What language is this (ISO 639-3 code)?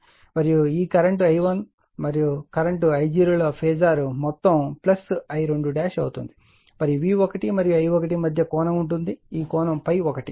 tel